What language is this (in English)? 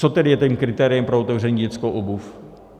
Czech